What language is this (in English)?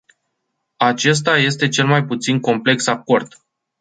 Romanian